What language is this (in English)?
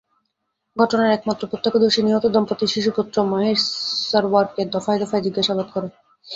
Bangla